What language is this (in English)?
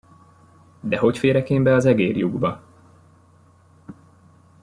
Hungarian